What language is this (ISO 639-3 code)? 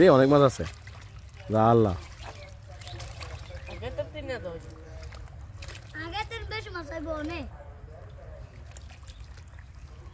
ara